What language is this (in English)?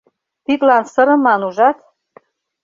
Mari